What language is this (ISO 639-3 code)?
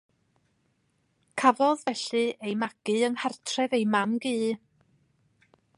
cym